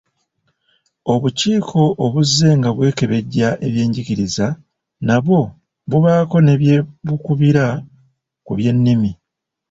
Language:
Ganda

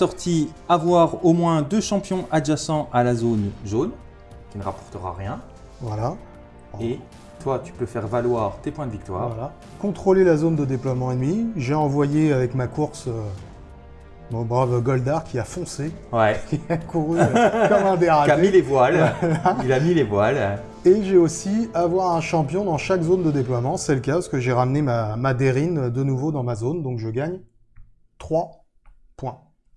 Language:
French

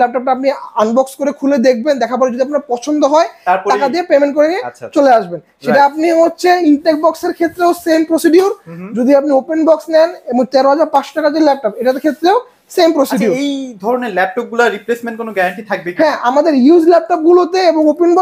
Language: Bangla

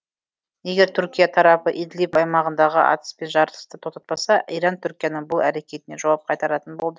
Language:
Kazakh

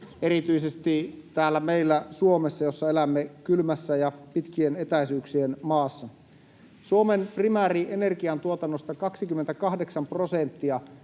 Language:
Finnish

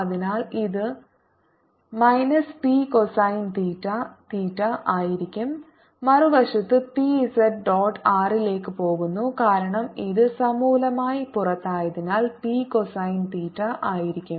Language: Malayalam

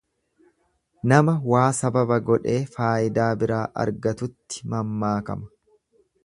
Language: Oromo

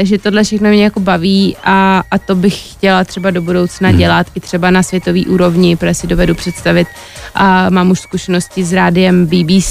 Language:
Czech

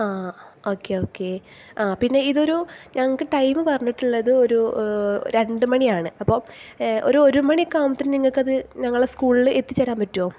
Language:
Malayalam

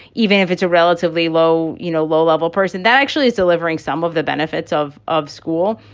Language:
English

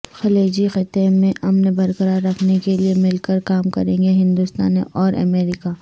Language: Urdu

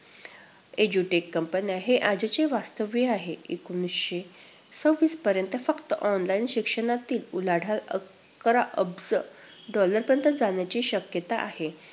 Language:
Marathi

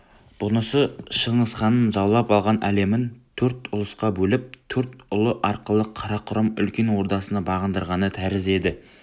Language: Kazakh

